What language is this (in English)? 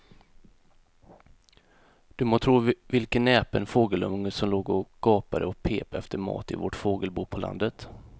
Swedish